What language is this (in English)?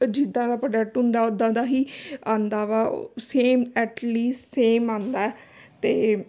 Punjabi